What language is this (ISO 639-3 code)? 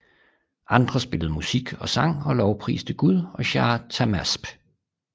dan